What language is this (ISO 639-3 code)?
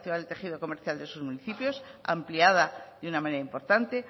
spa